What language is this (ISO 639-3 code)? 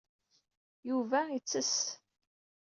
kab